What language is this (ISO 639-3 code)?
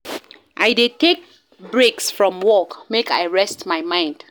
pcm